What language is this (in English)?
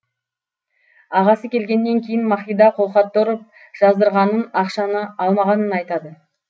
Kazakh